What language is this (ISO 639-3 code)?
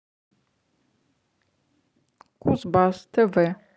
rus